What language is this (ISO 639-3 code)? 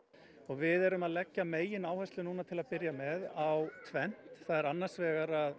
isl